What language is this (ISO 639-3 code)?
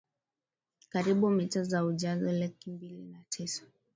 swa